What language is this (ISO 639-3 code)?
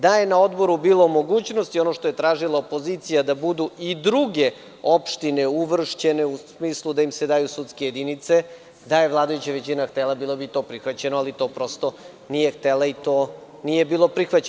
srp